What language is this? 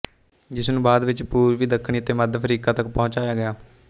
Punjabi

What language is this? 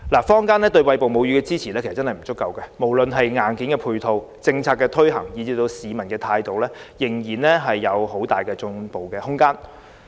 Cantonese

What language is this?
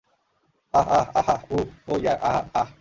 Bangla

